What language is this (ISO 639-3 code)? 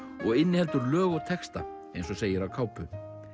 isl